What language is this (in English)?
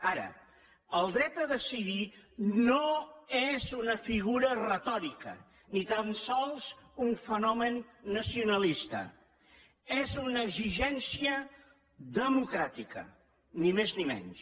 Catalan